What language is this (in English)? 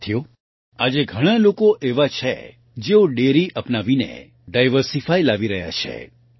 Gujarati